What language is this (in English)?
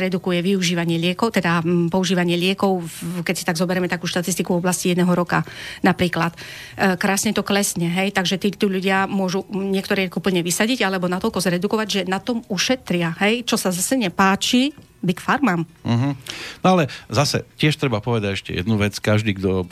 Slovak